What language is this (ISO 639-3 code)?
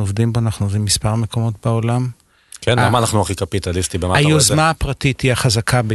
heb